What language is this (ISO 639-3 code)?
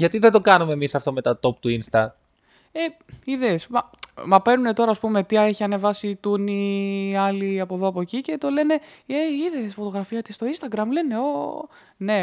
ell